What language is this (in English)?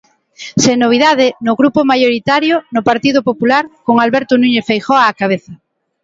Galician